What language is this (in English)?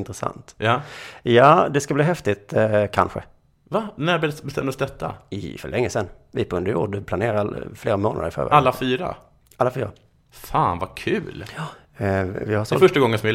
Swedish